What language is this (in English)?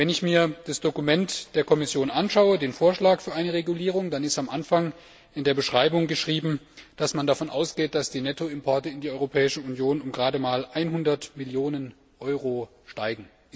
German